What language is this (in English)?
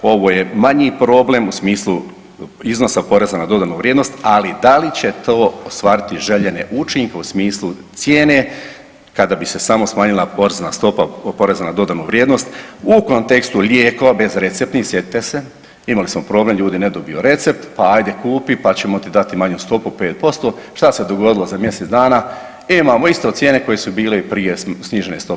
Croatian